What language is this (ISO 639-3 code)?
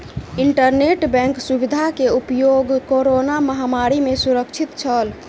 mai